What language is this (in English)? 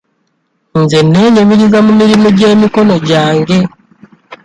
Ganda